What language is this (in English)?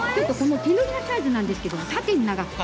Japanese